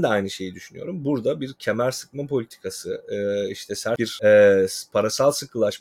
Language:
Turkish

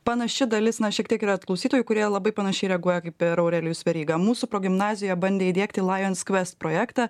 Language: Lithuanian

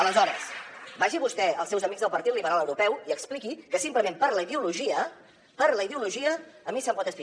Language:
Catalan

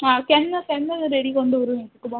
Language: Konkani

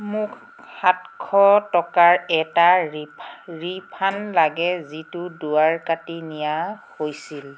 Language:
Assamese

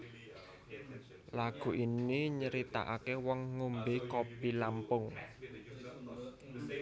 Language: Javanese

